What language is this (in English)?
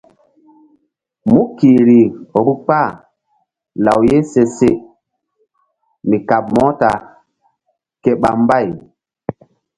Mbum